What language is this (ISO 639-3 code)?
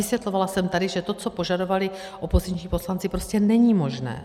ces